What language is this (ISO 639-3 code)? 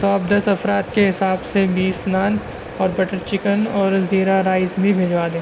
urd